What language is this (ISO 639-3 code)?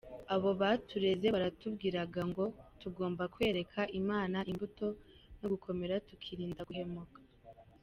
kin